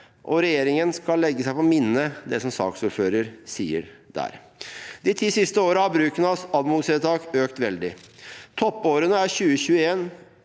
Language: Norwegian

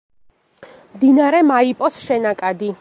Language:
Georgian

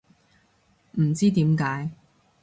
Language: Cantonese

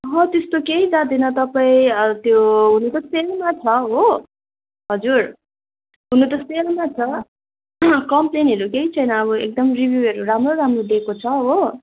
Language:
Nepali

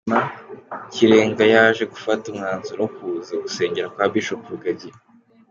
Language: Kinyarwanda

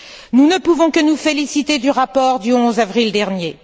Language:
French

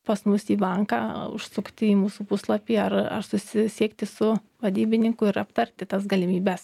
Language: Lithuanian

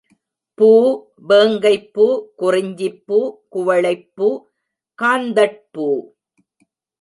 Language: Tamil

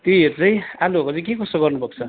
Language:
Nepali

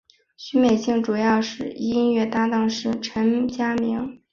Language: Chinese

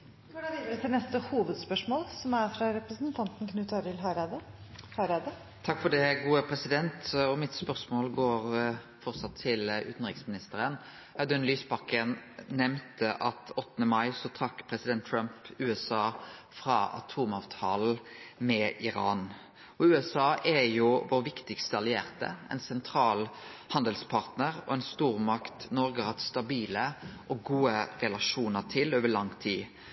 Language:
Norwegian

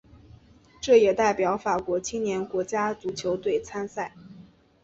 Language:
Chinese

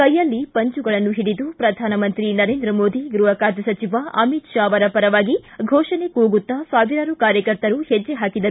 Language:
Kannada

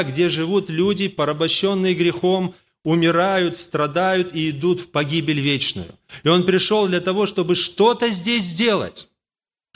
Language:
Russian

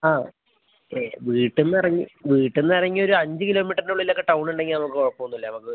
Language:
Malayalam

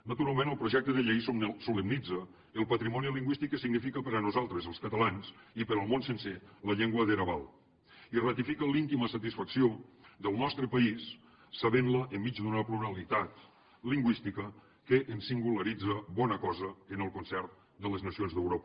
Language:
Catalan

